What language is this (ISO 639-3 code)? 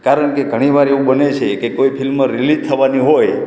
guj